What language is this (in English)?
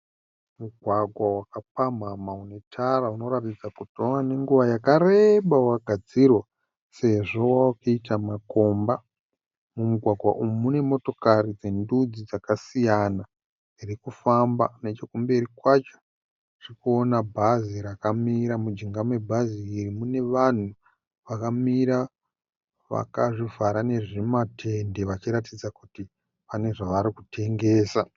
Shona